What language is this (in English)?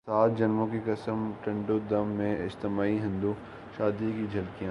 Urdu